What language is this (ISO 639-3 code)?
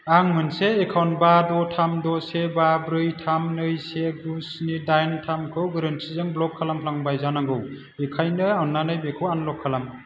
brx